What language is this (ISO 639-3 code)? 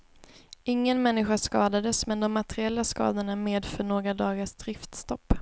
swe